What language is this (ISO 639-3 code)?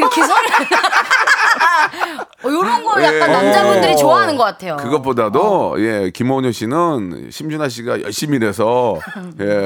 kor